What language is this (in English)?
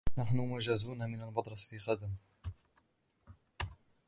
Arabic